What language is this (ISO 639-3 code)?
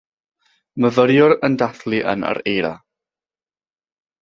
cym